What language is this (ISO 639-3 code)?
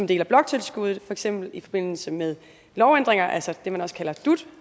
dan